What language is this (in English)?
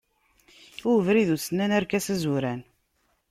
Kabyle